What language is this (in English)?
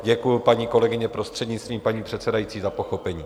Czech